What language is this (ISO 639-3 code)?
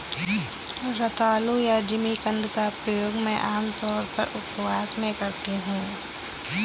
hin